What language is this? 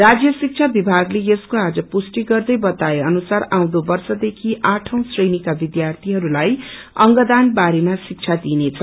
Nepali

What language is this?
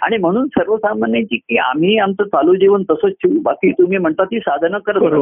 Marathi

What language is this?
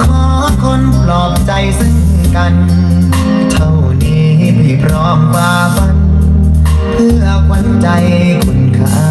Thai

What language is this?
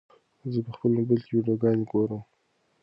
Pashto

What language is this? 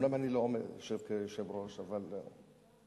Hebrew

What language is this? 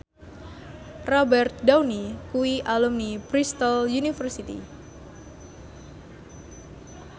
Javanese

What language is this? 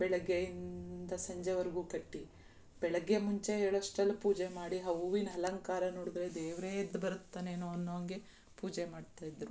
Kannada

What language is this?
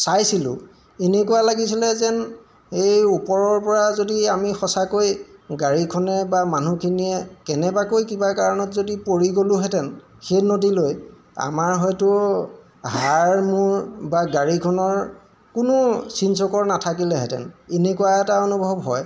Assamese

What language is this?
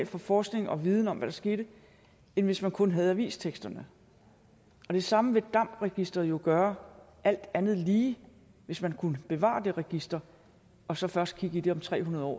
Danish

